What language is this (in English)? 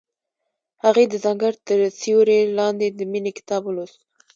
Pashto